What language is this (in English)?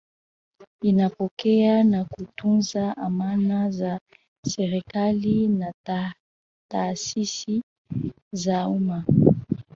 Swahili